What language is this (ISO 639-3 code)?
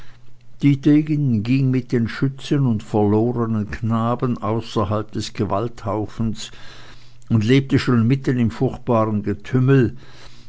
deu